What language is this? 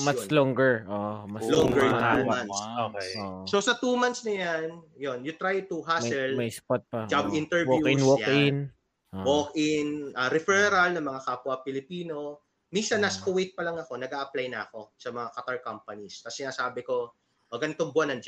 Filipino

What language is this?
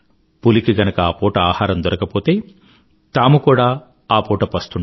Telugu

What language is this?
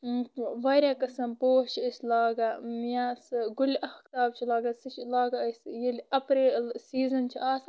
Kashmiri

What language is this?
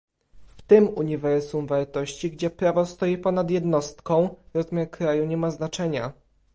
Polish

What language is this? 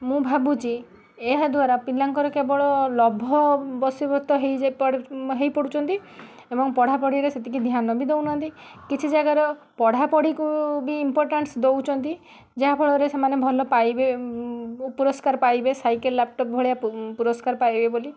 Odia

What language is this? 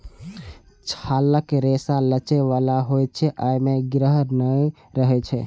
Maithili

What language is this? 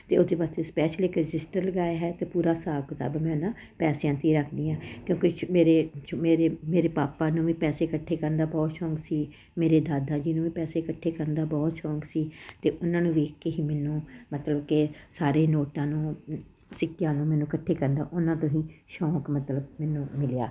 Punjabi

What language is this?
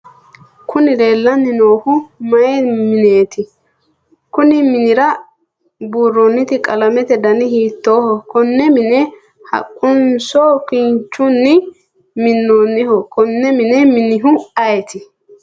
Sidamo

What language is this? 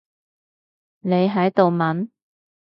Cantonese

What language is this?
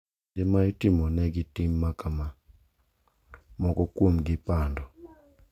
Luo (Kenya and Tanzania)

